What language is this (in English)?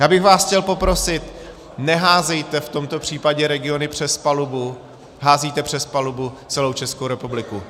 Czech